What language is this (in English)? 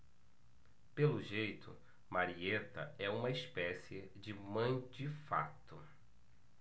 Portuguese